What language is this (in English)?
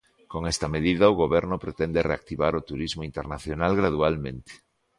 Galician